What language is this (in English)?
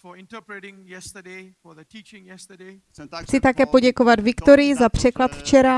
Czech